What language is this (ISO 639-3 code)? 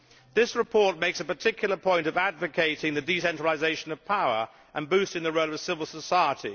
eng